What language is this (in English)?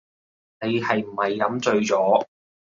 Cantonese